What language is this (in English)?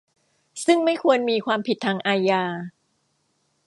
Thai